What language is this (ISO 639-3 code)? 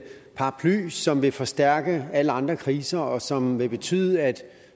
dan